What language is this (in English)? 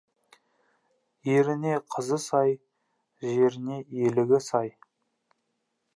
Kazakh